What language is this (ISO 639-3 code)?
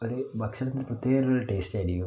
mal